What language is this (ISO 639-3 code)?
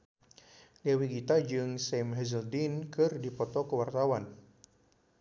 sun